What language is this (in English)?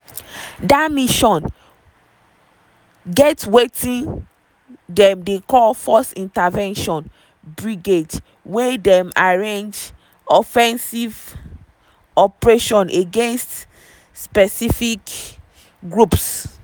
Nigerian Pidgin